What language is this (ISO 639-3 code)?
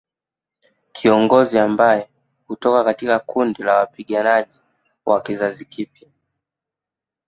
swa